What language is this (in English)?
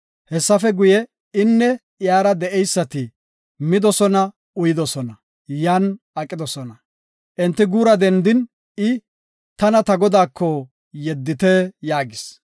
Gofa